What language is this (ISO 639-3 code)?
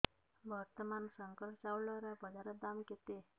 ori